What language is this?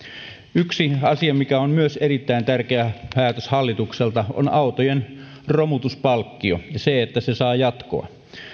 Finnish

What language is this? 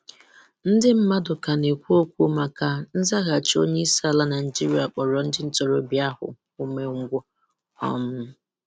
Igbo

